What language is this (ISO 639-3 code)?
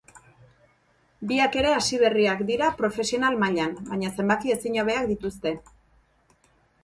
eus